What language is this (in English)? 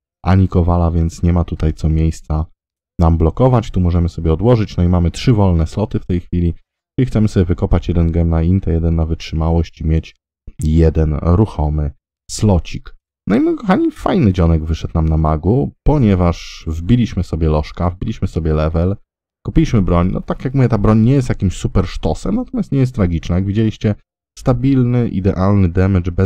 Polish